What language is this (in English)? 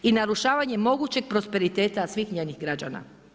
Croatian